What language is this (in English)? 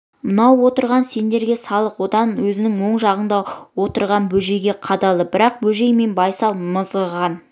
Kazakh